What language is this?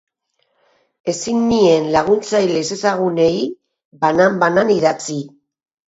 Basque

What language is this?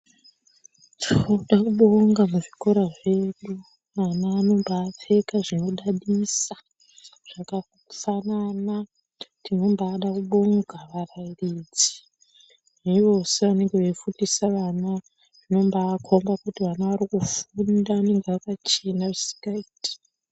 Ndau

